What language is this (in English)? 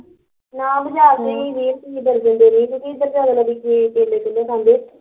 Punjabi